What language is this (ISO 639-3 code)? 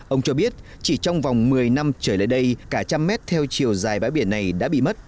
vie